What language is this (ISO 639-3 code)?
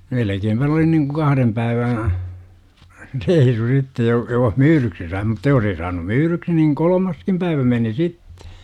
fin